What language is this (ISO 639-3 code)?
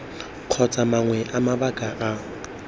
tsn